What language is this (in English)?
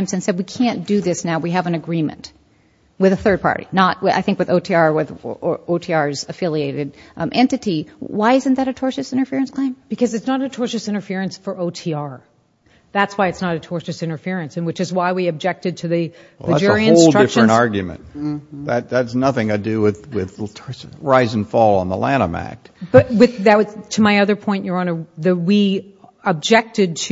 English